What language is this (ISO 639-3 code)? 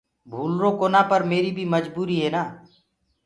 ggg